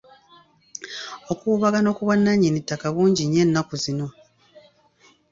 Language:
Ganda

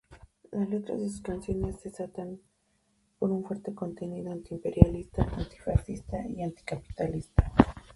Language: Spanish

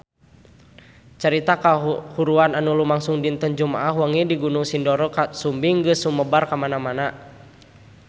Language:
Sundanese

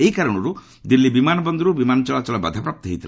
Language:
Odia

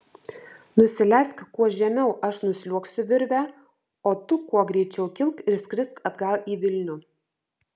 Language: Lithuanian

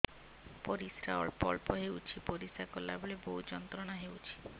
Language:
Odia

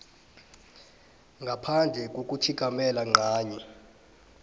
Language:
South Ndebele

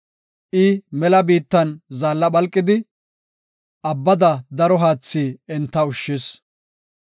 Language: Gofa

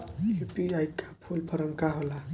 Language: Bhojpuri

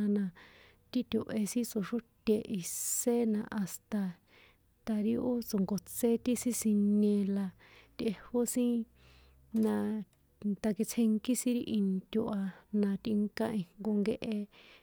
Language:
San Juan Atzingo Popoloca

